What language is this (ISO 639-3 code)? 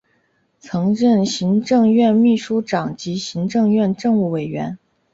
zho